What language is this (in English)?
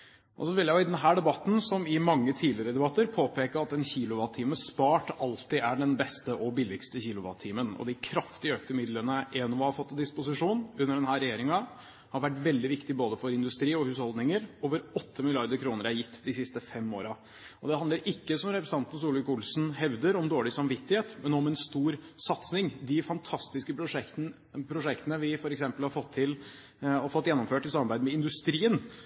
Norwegian Bokmål